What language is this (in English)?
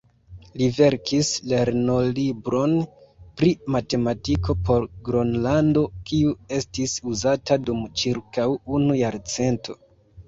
Esperanto